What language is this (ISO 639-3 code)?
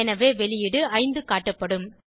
tam